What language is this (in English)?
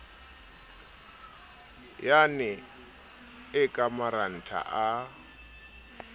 Southern Sotho